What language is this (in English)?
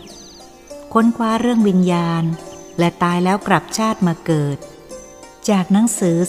Thai